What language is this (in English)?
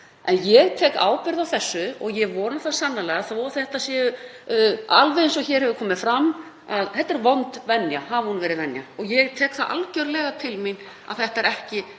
Icelandic